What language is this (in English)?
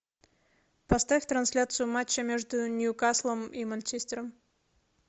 Russian